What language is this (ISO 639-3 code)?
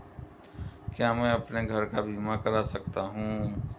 hin